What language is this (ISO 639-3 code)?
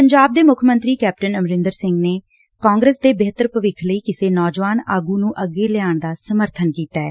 pan